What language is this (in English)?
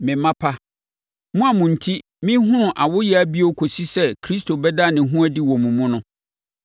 Akan